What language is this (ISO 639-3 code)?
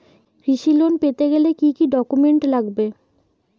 ben